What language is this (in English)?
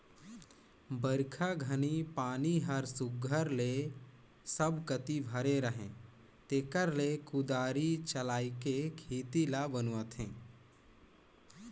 Chhattisgarhi